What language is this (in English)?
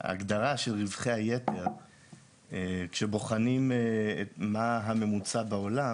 Hebrew